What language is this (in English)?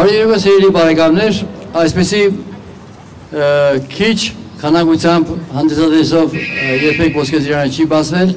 Turkish